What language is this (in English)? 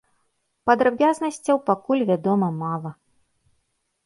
Belarusian